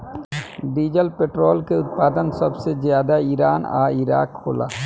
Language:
Bhojpuri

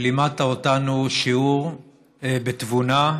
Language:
Hebrew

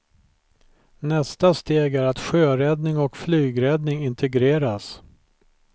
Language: Swedish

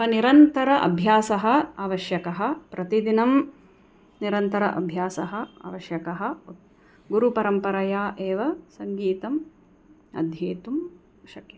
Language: Sanskrit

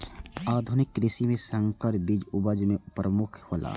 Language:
Maithili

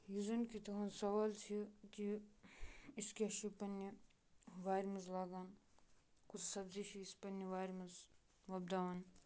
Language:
Kashmiri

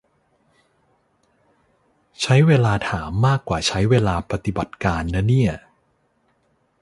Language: Thai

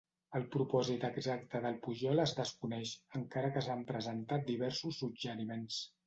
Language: Catalan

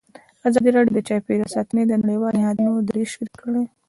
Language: Pashto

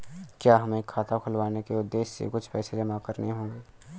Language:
Hindi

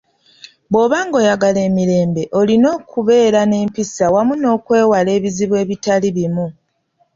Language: Ganda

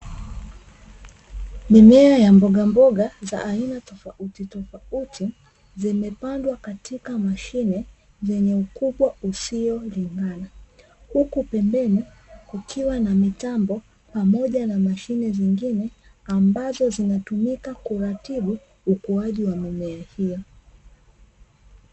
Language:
Swahili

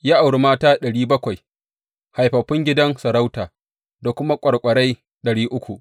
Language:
Hausa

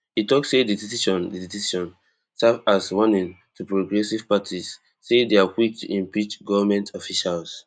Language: Nigerian Pidgin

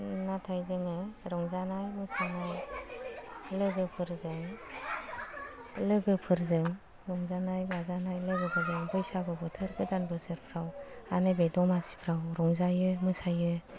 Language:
Bodo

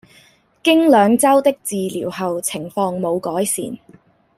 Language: Cantonese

